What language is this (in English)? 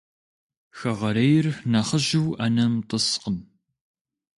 Kabardian